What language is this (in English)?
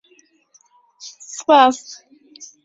Central Kurdish